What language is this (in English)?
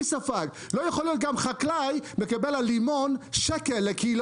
Hebrew